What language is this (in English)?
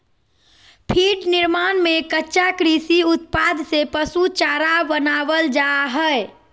Magahi